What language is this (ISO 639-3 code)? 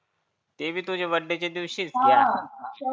mar